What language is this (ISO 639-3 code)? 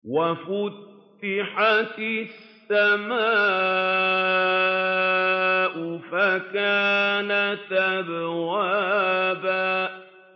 ara